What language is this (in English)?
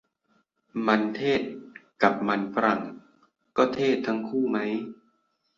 Thai